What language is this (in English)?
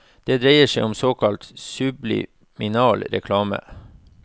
Norwegian